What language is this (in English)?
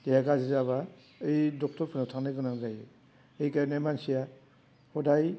Bodo